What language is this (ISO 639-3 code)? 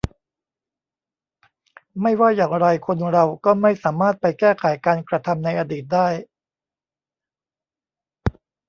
tha